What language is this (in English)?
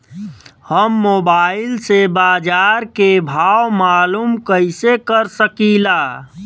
Bhojpuri